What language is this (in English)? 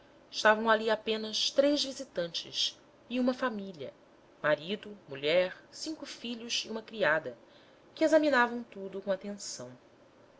Portuguese